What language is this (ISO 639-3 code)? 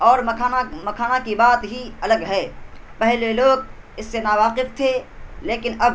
urd